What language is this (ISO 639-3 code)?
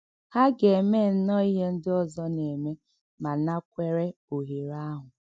ibo